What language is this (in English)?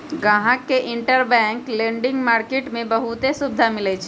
Magahi